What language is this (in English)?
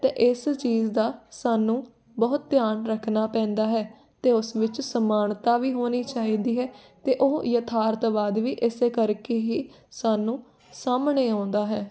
Punjabi